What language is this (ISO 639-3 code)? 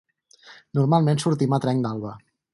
cat